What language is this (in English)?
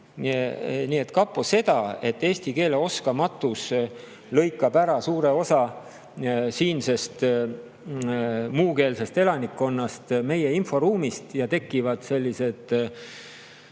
Estonian